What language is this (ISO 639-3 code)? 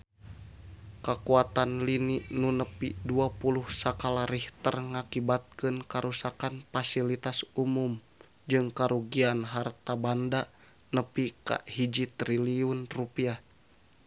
sun